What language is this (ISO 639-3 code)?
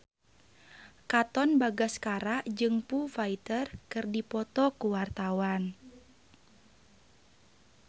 sun